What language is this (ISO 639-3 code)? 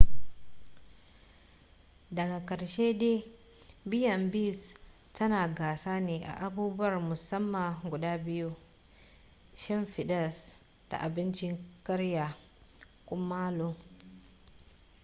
hau